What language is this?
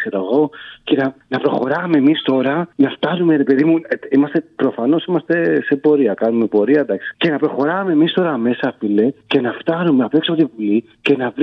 Greek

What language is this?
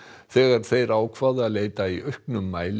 Icelandic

